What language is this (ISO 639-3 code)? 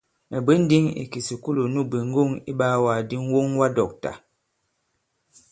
abb